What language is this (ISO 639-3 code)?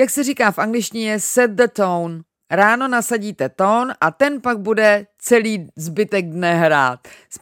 ces